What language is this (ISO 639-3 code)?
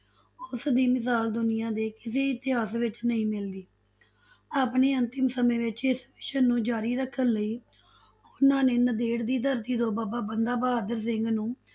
pan